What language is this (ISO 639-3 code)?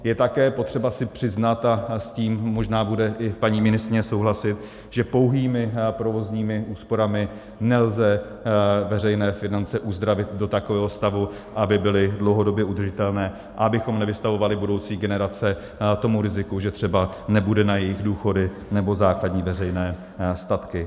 ces